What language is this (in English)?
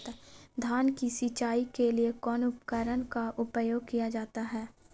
Magahi